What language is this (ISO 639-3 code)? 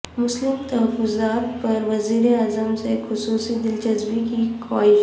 urd